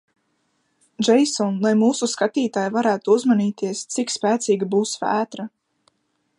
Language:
Latvian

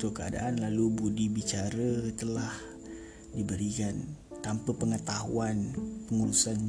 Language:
Malay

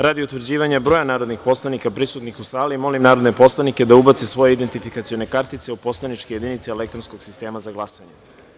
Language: Serbian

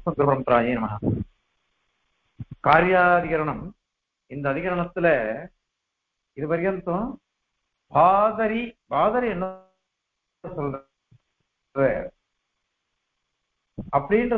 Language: Tamil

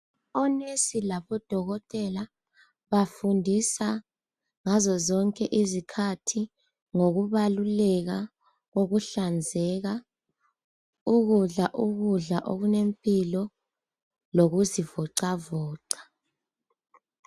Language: North Ndebele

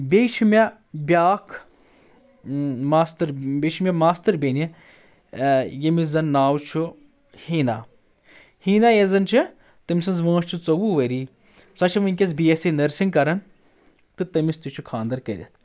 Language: Kashmiri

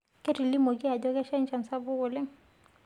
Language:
Masai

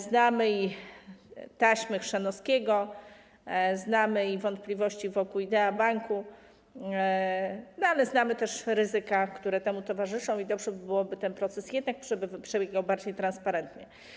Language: Polish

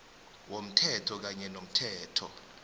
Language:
South Ndebele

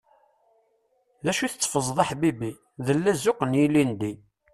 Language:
Kabyle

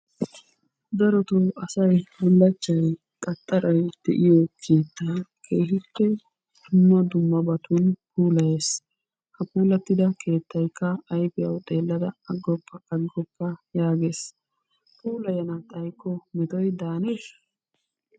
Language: Wolaytta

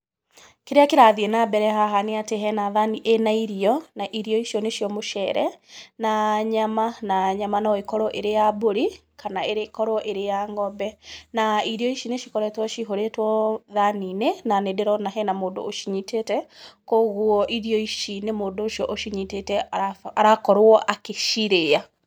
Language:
Kikuyu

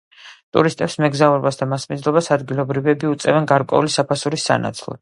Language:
Georgian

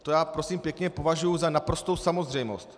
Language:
Czech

